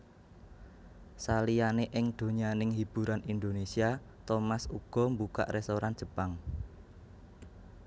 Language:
Javanese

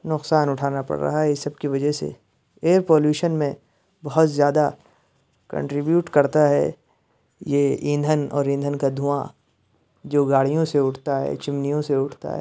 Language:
Urdu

